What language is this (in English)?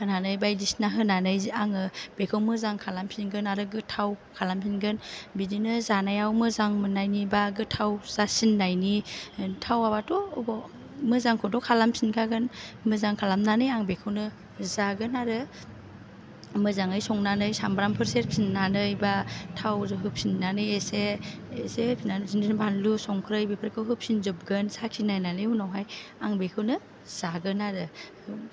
Bodo